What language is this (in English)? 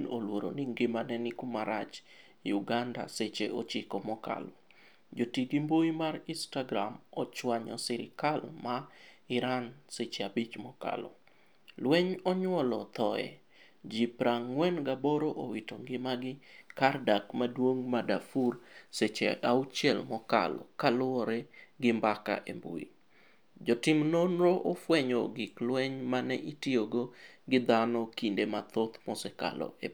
Luo (Kenya and Tanzania)